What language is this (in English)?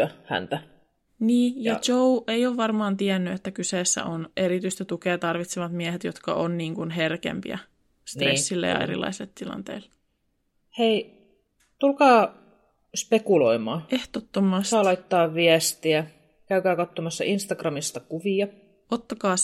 Finnish